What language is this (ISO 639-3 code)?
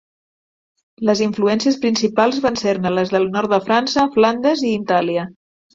cat